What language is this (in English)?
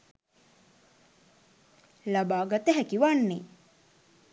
Sinhala